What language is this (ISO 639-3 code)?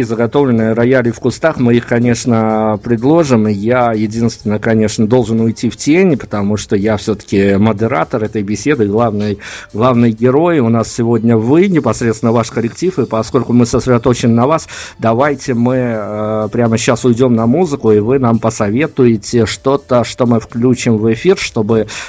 rus